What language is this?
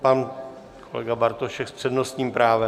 Czech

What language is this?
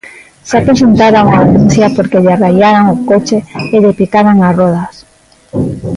Galician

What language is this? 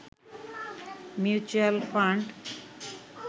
Bangla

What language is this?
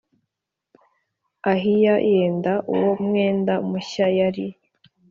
Kinyarwanda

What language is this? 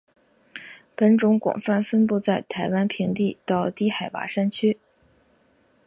Chinese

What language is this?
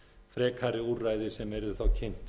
Icelandic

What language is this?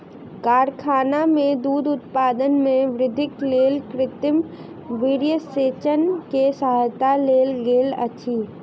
Maithili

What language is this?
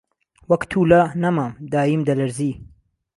Central Kurdish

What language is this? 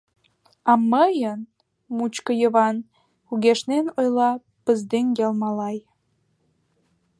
Mari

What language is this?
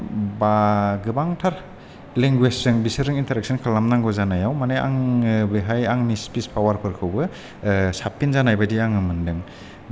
Bodo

